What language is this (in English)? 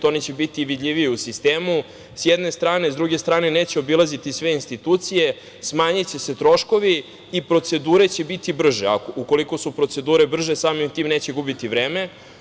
Serbian